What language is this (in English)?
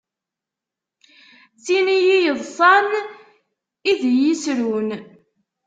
Kabyle